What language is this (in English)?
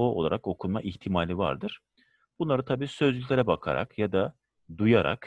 Turkish